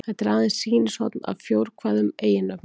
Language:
Icelandic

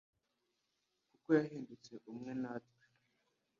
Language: Kinyarwanda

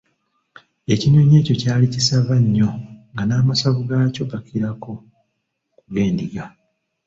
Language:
Ganda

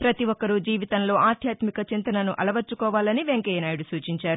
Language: Telugu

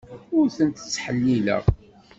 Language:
Kabyle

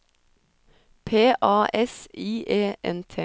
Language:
Norwegian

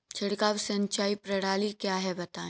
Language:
Hindi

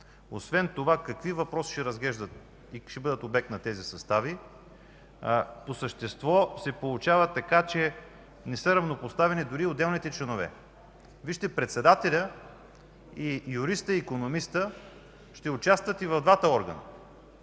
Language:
Bulgarian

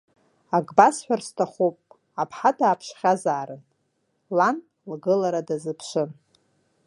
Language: Abkhazian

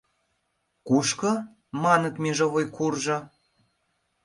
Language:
Mari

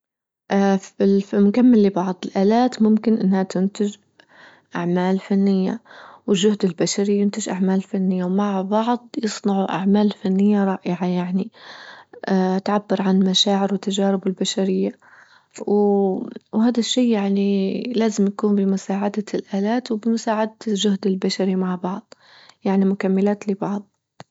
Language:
Libyan Arabic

